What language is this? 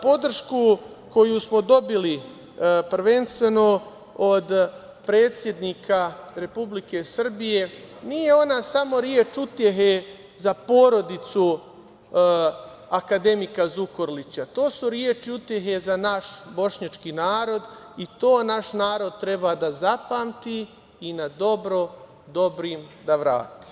Serbian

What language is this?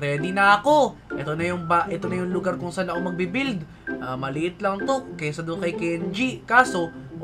Filipino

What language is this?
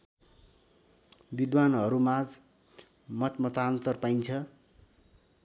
Nepali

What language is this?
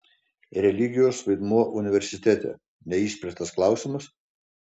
Lithuanian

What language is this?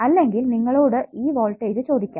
Malayalam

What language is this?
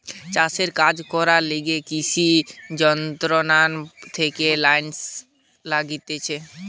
Bangla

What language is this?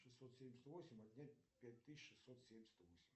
Russian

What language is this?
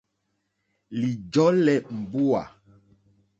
Mokpwe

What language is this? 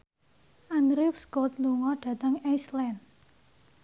Javanese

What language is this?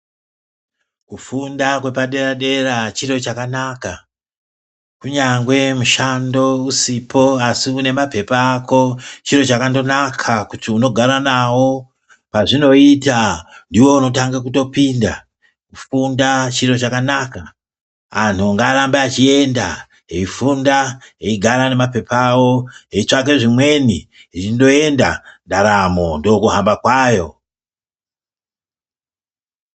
Ndau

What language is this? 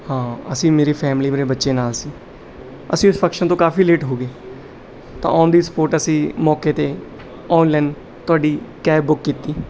Punjabi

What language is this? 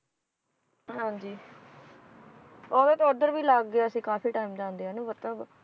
Punjabi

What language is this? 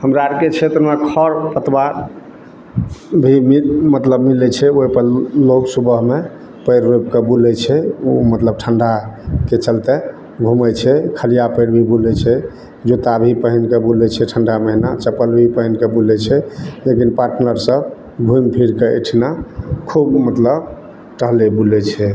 Maithili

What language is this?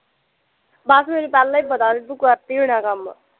Punjabi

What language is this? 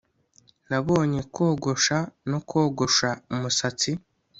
Kinyarwanda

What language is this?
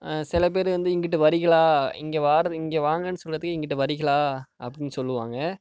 Tamil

